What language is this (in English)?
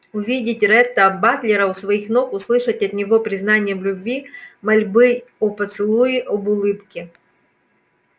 Russian